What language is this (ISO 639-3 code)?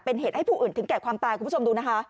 tha